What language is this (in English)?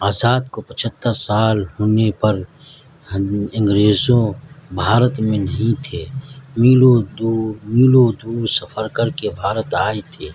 Urdu